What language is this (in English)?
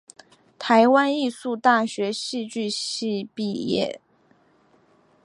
Chinese